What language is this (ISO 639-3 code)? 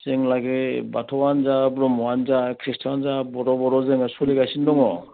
brx